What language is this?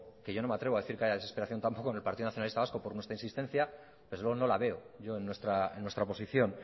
Spanish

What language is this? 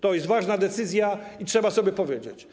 Polish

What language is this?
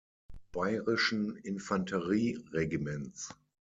German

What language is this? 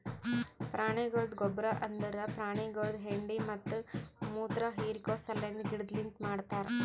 Kannada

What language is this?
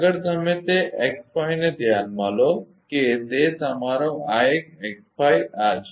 Gujarati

